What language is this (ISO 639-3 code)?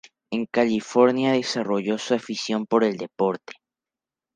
spa